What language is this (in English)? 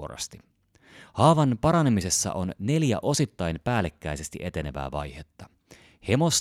Finnish